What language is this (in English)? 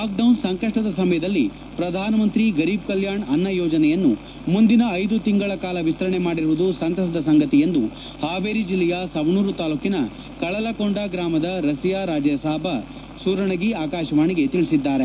Kannada